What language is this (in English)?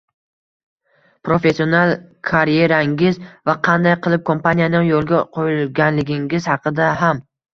Uzbek